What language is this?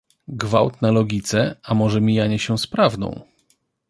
Polish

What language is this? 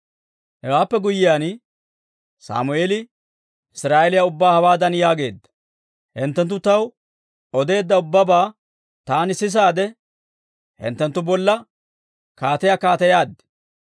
Dawro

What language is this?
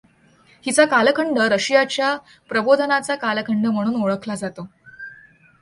Marathi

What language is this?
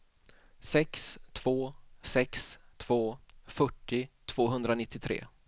Swedish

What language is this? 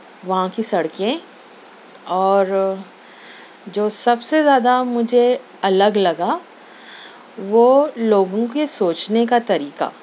Urdu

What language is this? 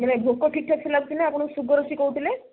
Odia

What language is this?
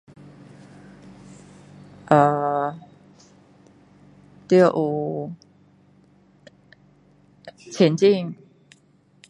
Min Dong Chinese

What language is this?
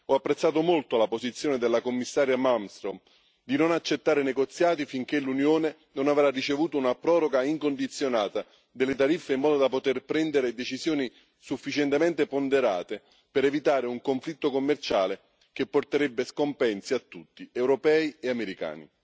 Italian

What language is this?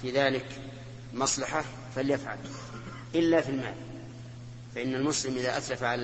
Arabic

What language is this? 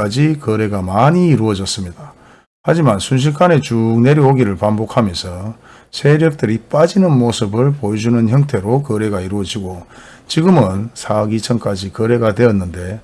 Korean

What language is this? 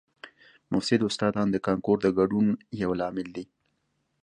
Pashto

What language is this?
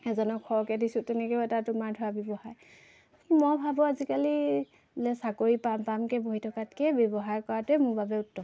Assamese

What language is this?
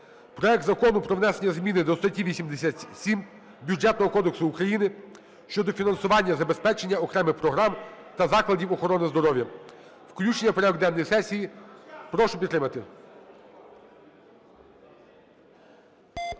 Ukrainian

